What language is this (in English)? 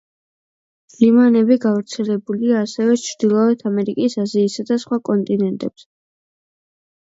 Georgian